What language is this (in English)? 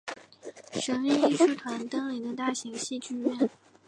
Chinese